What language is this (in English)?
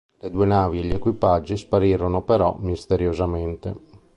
Italian